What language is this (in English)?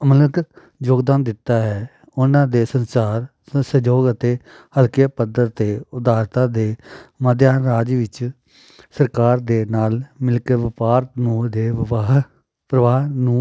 Punjabi